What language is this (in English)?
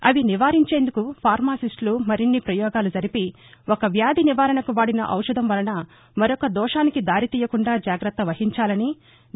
Telugu